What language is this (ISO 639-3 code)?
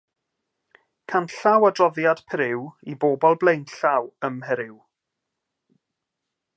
cym